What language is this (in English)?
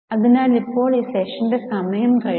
Malayalam